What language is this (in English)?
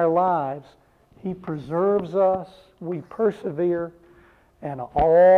English